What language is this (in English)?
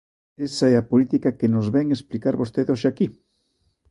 Galician